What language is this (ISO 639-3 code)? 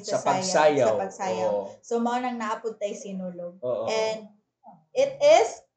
fil